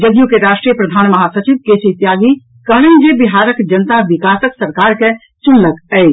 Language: Maithili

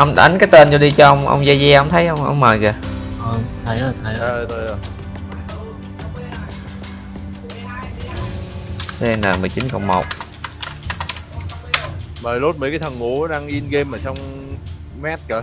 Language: Vietnamese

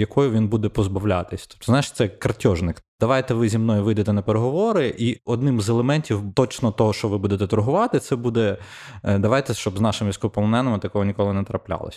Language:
Ukrainian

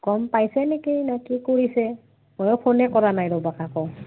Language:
Assamese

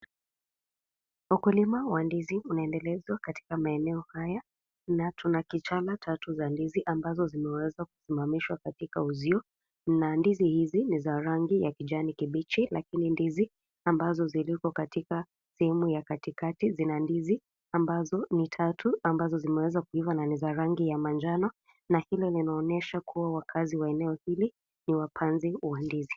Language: Swahili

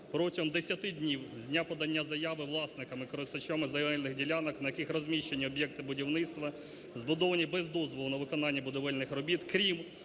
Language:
Ukrainian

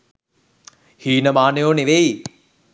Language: Sinhala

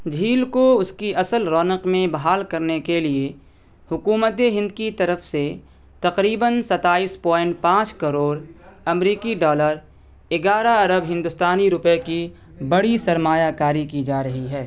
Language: Urdu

